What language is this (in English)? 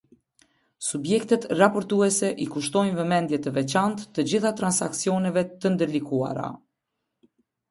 Albanian